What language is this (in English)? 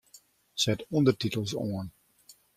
Western Frisian